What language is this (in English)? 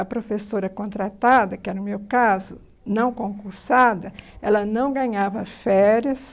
Portuguese